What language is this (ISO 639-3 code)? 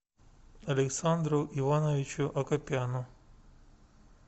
rus